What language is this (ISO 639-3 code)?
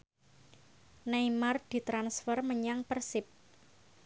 jav